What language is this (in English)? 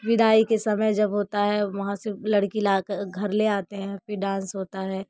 Hindi